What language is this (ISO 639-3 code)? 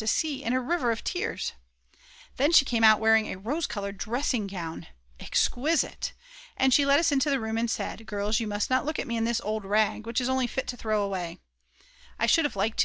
eng